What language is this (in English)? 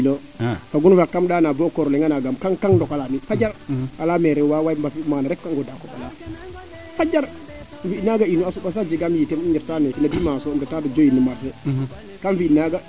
Serer